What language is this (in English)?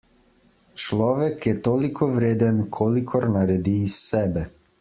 Slovenian